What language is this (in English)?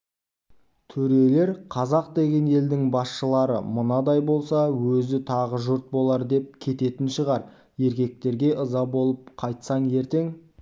Kazakh